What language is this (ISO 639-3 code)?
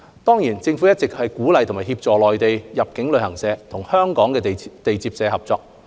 yue